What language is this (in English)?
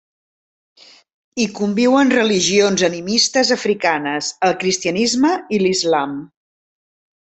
Catalan